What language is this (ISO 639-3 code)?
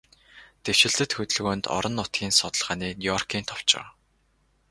mon